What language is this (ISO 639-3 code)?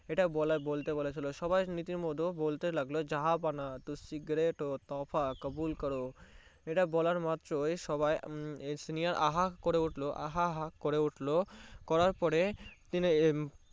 ben